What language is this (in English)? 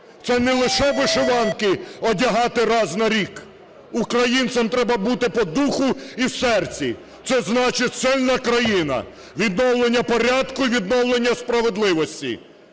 Ukrainian